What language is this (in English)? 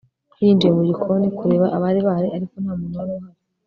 Kinyarwanda